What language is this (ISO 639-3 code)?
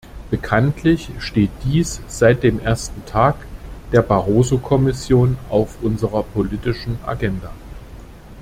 deu